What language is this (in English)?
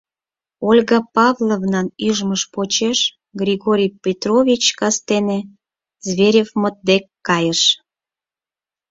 Mari